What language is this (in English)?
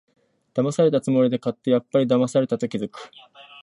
Japanese